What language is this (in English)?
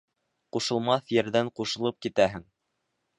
Bashkir